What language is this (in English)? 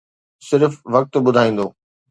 Sindhi